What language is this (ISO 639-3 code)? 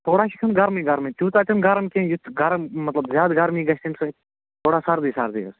kas